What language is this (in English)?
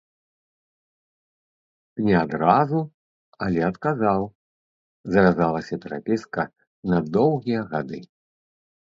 Belarusian